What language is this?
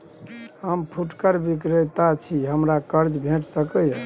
Maithili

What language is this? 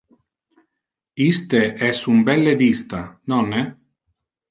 Interlingua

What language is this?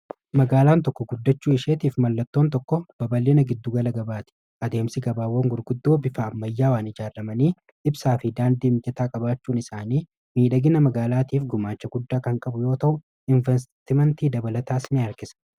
Oromo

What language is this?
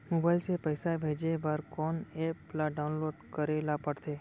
Chhattisgarhi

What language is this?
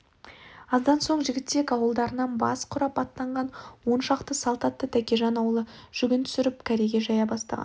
Kazakh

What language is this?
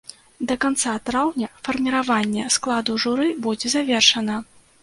Belarusian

